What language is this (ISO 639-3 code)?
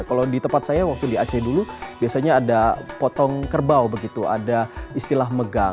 ind